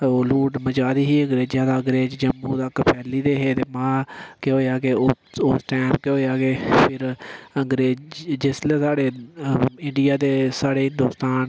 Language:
Dogri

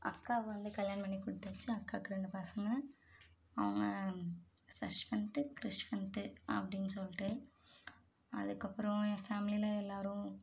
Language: Tamil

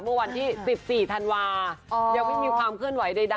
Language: Thai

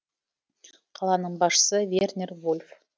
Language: Kazakh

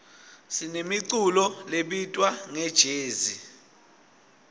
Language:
Swati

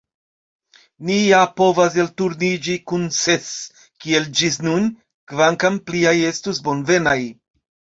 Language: Esperanto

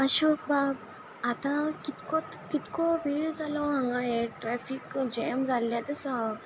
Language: Konkani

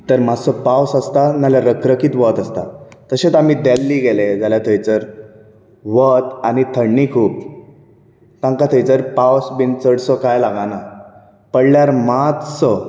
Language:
Konkani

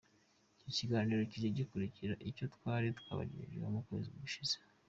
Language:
Kinyarwanda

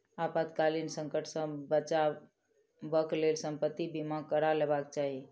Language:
Maithili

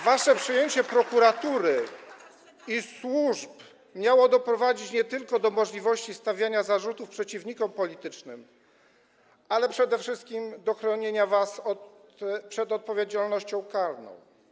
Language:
Polish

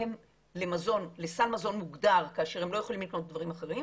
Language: Hebrew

